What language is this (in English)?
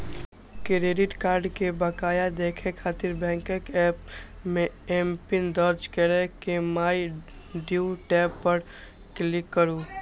Maithili